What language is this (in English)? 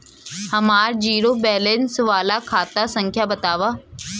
Bhojpuri